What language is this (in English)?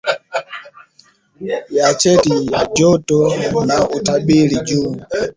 Swahili